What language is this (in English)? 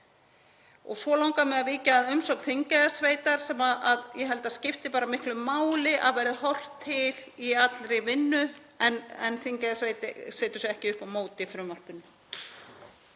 Icelandic